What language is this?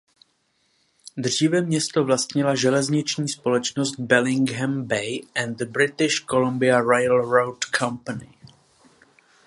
Czech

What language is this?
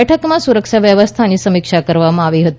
Gujarati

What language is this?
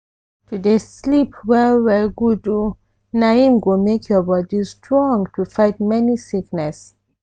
Nigerian Pidgin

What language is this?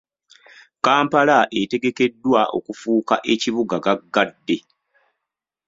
Ganda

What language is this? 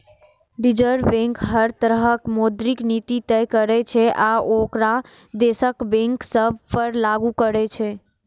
Maithili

